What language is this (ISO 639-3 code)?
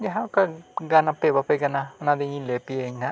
sat